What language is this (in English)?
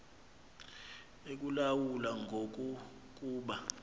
Xhosa